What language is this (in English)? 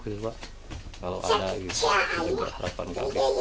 Indonesian